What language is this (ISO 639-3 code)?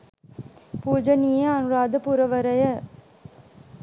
sin